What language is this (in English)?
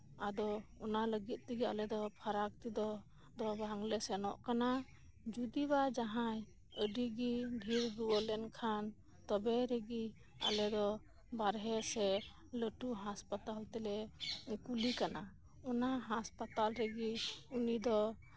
Santali